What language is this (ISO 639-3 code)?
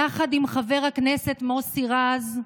heb